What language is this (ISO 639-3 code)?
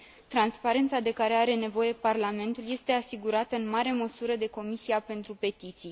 ron